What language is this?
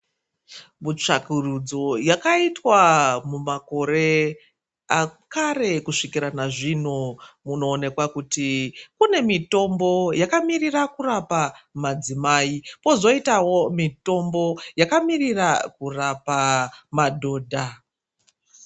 Ndau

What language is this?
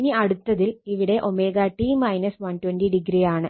Malayalam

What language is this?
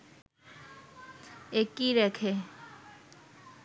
Bangla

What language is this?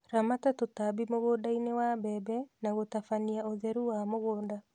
Kikuyu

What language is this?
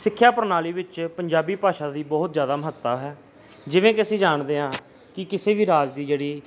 Punjabi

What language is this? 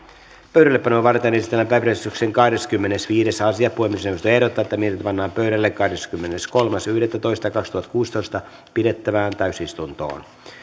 Finnish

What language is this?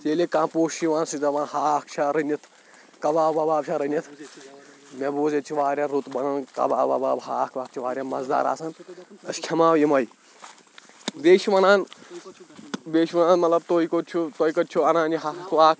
Kashmiri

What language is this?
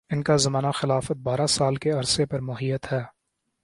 Urdu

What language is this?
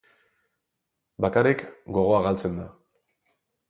Basque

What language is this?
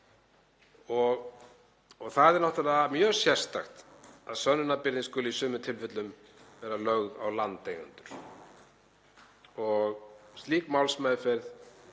Icelandic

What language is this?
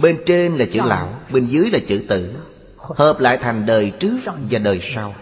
Vietnamese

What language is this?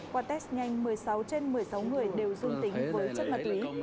Vietnamese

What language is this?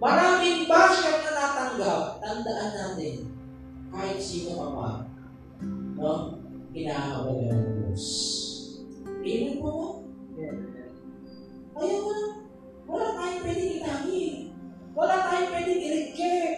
Filipino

